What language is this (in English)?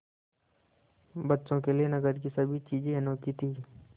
Hindi